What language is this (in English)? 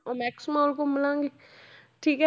Punjabi